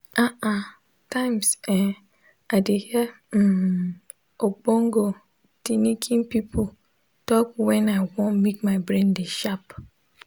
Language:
Nigerian Pidgin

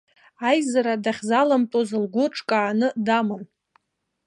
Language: Abkhazian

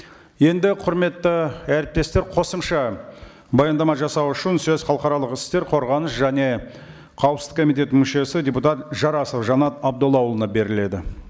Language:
Kazakh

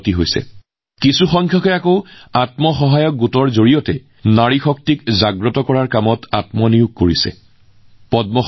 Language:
Assamese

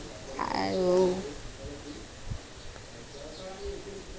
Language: Assamese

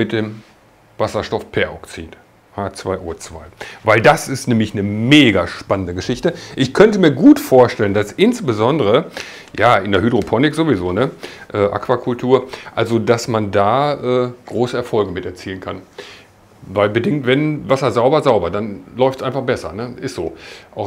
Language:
German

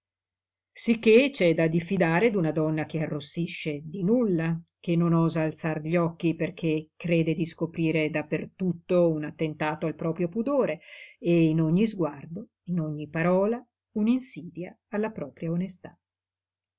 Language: Italian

